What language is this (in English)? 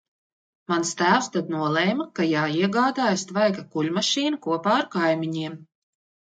Latvian